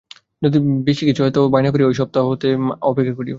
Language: Bangla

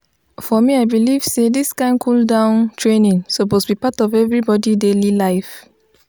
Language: Nigerian Pidgin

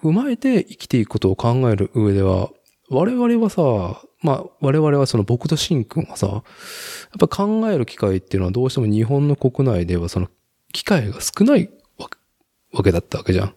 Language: Japanese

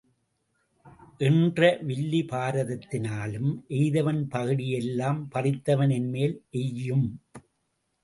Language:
Tamil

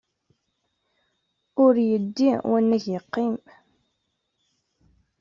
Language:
Kabyle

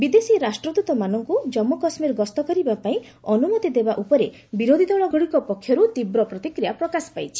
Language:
Odia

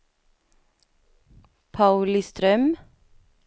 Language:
Swedish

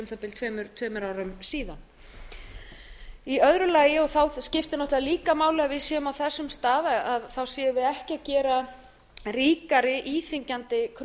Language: Icelandic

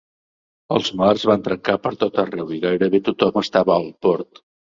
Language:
Catalan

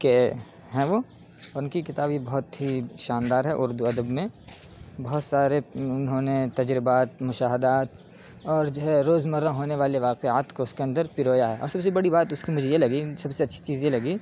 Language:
Urdu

